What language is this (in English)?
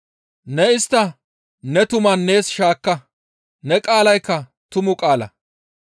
Gamo